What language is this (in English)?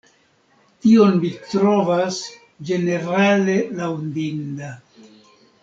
Esperanto